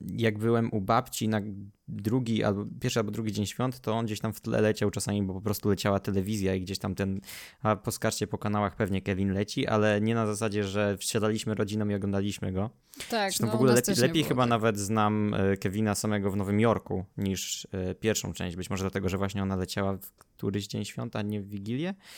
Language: Polish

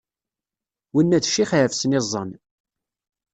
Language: Kabyle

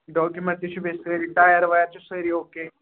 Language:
Kashmiri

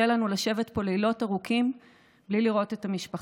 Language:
Hebrew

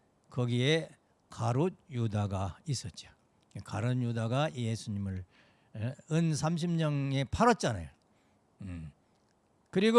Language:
Korean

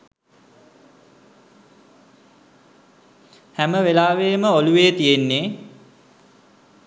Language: Sinhala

